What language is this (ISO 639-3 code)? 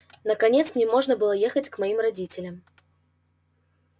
rus